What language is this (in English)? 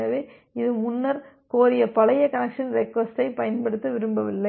Tamil